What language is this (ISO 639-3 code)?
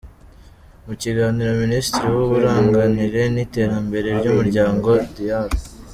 kin